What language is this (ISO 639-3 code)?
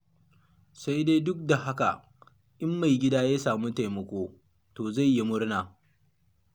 hau